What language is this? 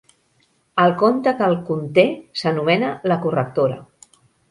Catalan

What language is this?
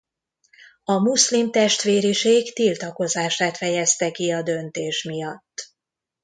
Hungarian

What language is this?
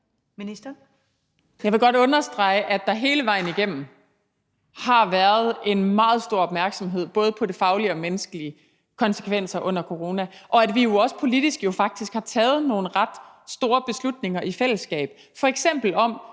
Danish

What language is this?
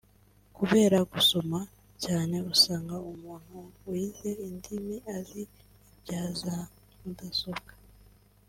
Kinyarwanda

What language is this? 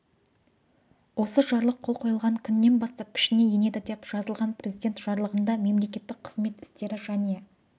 Kazakh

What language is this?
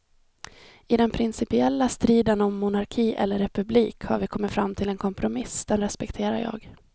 Swedish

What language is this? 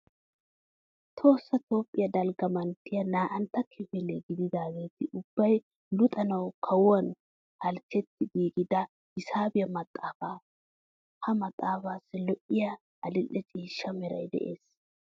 Wolaytta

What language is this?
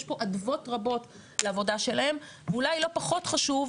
Hebrew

